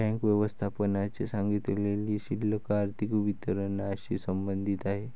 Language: Marathi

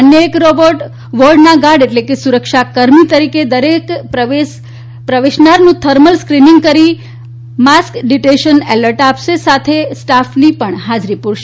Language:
Gujarati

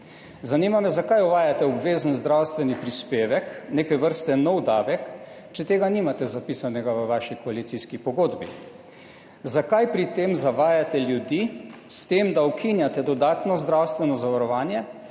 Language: Slovenian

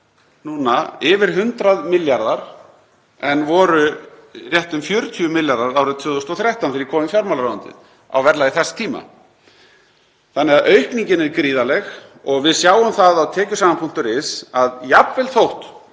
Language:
Icelandic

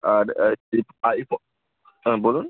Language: Bangla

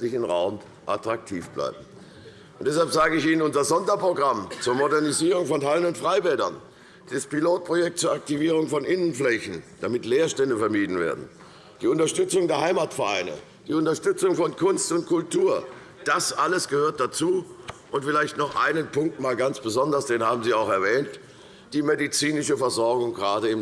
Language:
German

